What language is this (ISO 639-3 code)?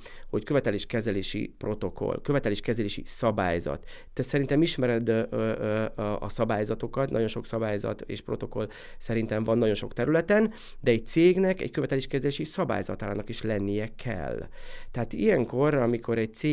hun